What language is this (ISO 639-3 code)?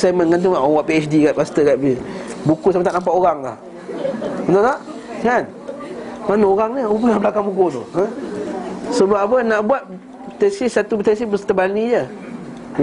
msa